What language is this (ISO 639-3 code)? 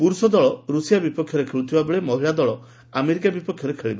ori